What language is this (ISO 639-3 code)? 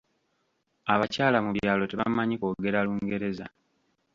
lug